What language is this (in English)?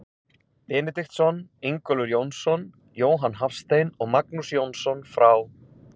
Icelandic